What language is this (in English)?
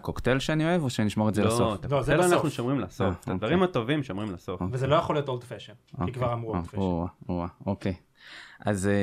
Hebrew